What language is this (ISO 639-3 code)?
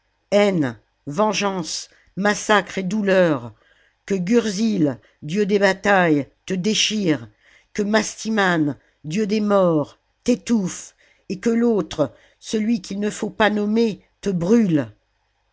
fra